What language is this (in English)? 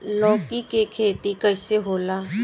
Bhojpuri